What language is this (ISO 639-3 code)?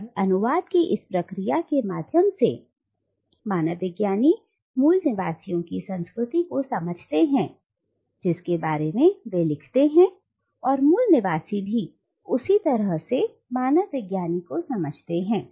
hin